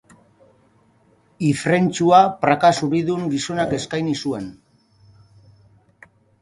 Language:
Basque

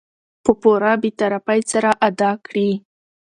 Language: Pashto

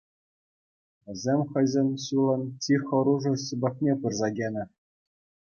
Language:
Chuvash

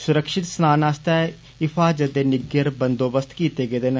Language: Dogri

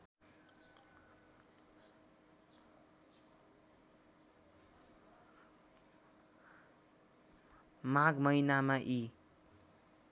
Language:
Nepali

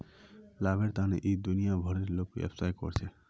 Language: Magahi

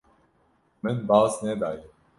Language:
Kurdish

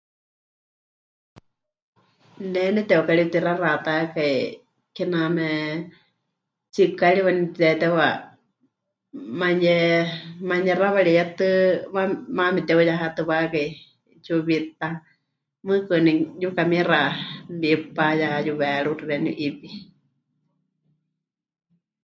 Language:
Huichol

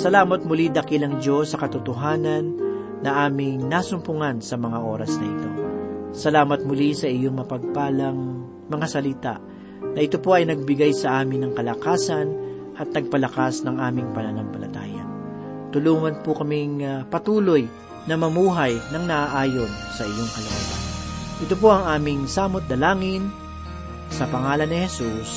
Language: Filipino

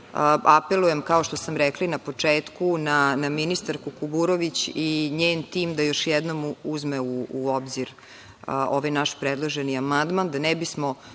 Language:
Serbian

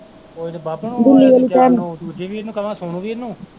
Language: Punjabi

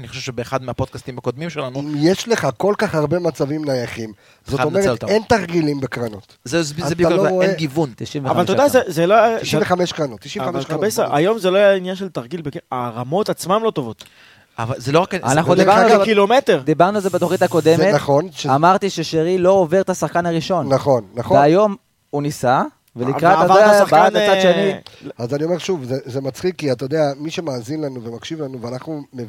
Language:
Hebrew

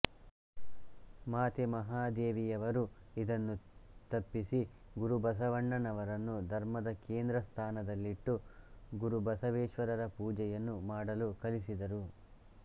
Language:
Kannada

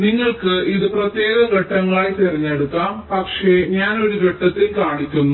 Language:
Malayalam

